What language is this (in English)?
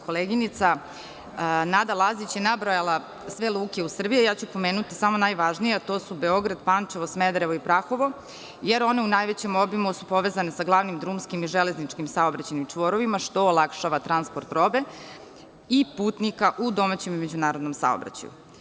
Serbian